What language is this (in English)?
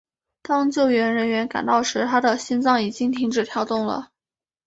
Chinese